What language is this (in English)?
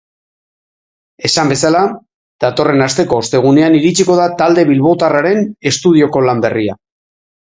Basque